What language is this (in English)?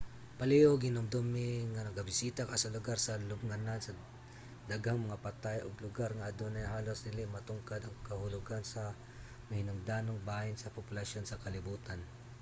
Cebuano